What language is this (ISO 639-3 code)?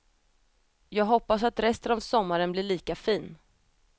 swe